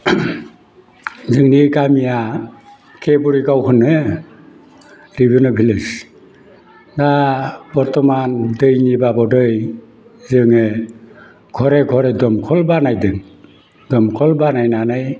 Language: Bodo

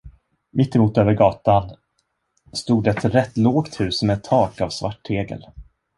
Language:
Swedish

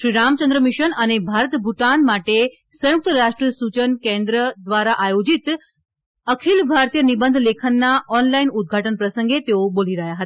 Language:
Gujarati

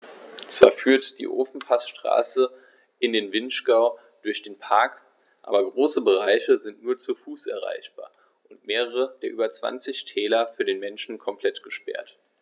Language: German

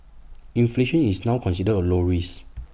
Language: English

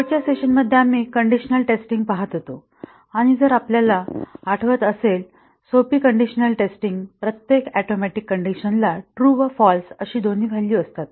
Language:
Marathi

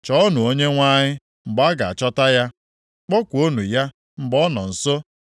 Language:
Igbo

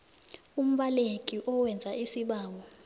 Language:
South Ndebele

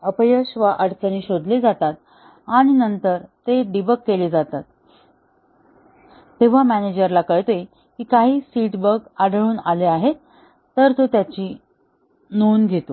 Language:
Marathi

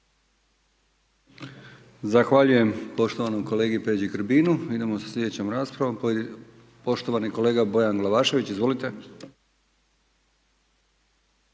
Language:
Croatian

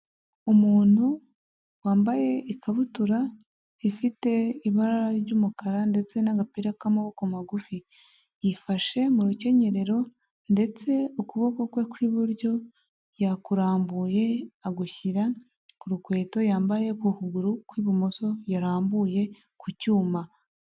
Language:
Kinyarwanda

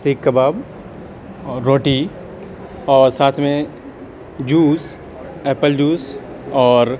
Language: Urdu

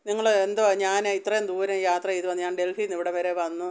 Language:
Malayalam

